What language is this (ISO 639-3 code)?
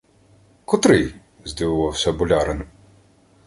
ukr